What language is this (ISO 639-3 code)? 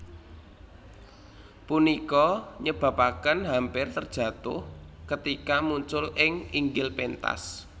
jav